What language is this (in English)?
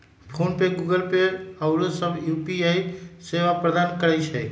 Magahi